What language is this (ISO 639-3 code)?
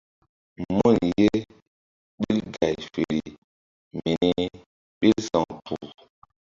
mdd